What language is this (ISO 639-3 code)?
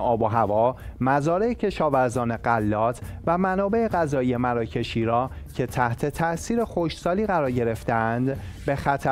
fas